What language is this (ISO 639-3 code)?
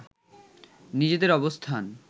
ben